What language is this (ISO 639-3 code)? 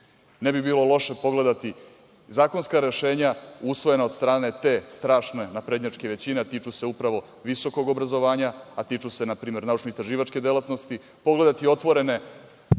srp